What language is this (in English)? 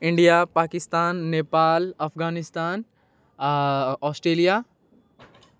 Maithili